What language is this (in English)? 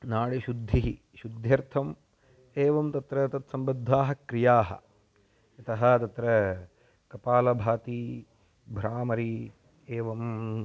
Sanskrit